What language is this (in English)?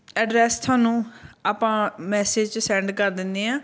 Punjabi